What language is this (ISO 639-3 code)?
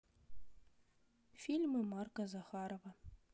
rus